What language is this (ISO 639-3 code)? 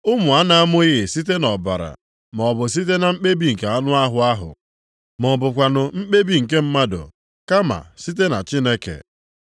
ibo